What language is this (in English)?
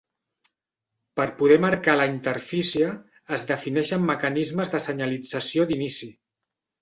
Catalan